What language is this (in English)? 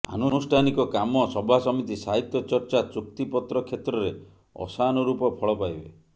Odia